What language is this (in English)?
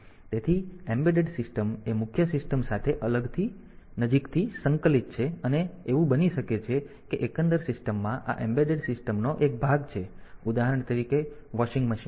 Gujarati